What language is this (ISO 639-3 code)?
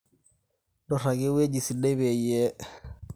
mas